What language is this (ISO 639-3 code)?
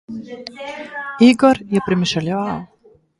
slv